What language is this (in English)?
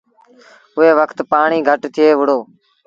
Sindhi Bhil